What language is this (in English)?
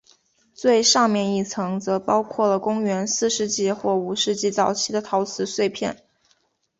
Chinese